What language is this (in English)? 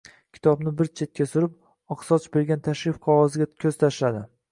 Uzbek